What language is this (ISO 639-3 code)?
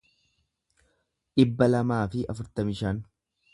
orm